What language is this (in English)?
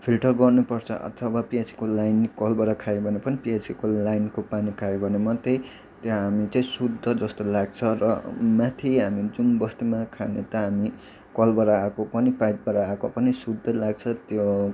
Nepali